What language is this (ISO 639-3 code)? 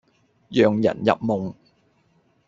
yue